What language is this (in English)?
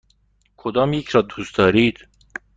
Persian